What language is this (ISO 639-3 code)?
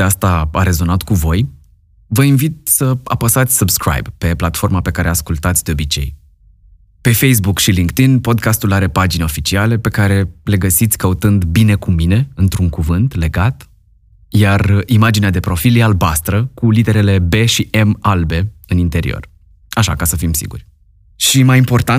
ron